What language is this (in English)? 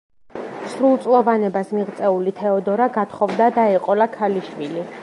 Georgian